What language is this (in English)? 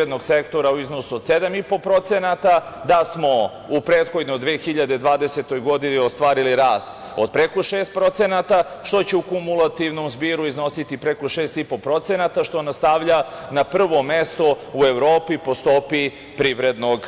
Serbian